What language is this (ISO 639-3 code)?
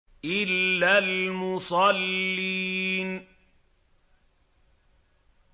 ara